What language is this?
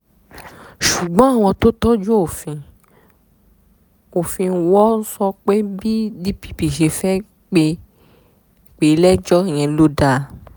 Yoruba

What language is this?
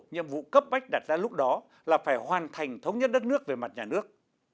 Vietnamese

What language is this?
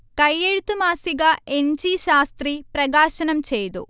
Malayalam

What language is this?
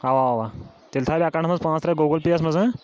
Kashmiri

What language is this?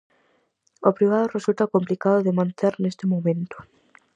Galician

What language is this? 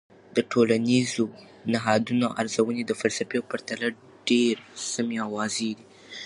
Pashto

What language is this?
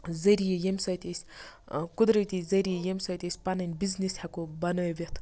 Kashmiri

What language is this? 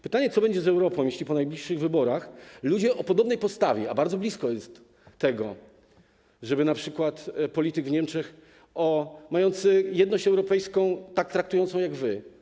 Polish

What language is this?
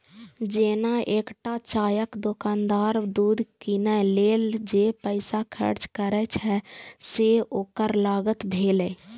Maithili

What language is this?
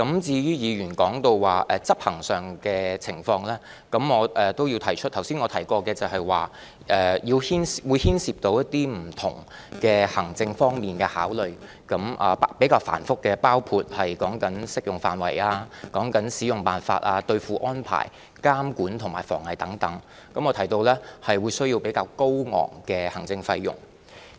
Cantonese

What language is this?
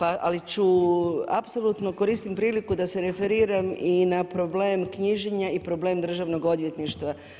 Croatian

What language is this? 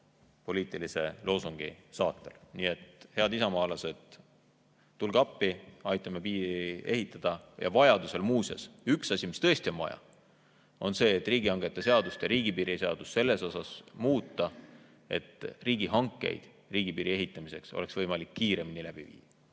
Estonian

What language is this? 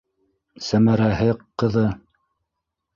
Bashkir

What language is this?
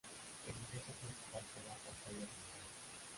Spanish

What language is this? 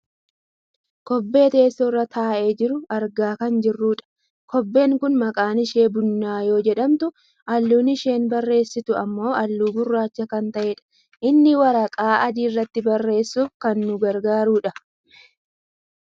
Oromo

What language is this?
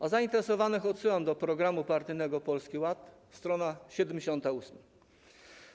Polish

